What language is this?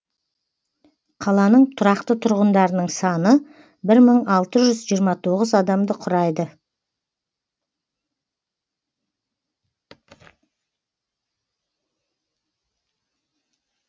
Kazakh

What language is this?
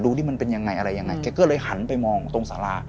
Thai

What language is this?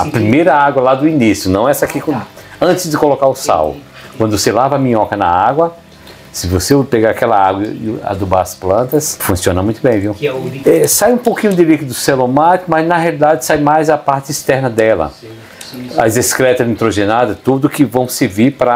Portuguese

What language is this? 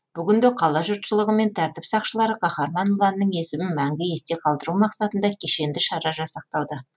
Kazakh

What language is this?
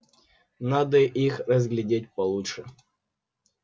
Russian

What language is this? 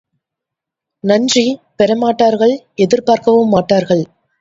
Tamil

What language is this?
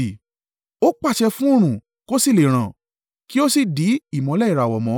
Yoruba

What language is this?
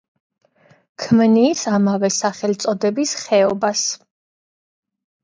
Georgian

